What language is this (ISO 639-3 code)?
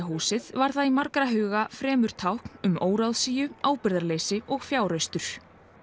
isl